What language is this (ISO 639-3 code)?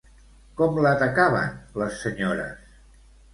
cat